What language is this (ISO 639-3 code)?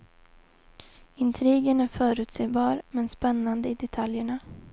swe